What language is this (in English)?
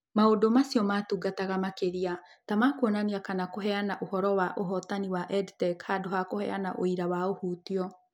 Kikuyu